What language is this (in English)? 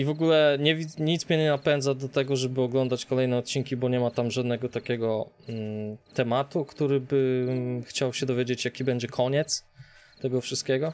Polish